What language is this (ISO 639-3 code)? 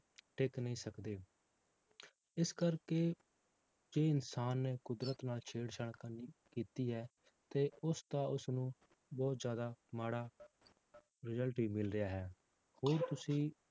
pan